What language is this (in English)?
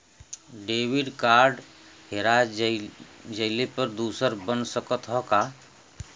Bhojpuri